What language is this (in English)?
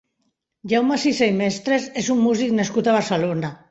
Catalan